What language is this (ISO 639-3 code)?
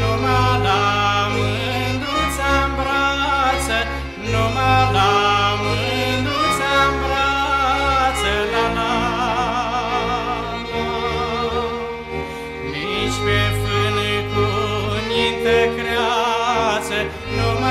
ron